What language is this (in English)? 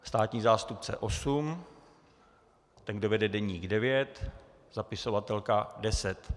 Czech